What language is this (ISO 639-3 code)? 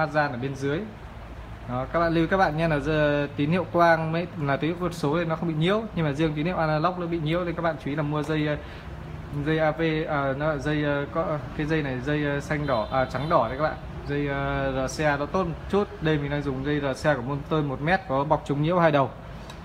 vie